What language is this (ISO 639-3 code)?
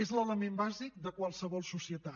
cat